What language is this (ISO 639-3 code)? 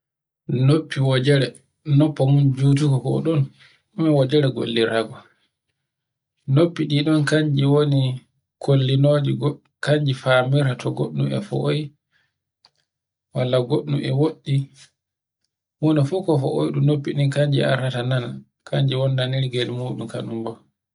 fue